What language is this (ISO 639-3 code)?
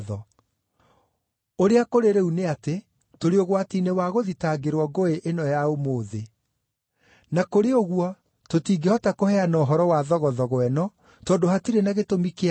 kik